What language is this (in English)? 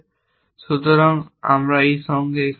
Bangla